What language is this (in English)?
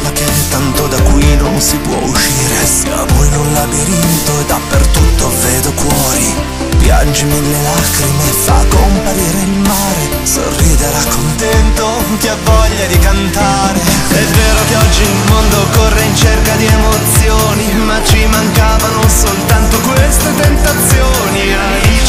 Czech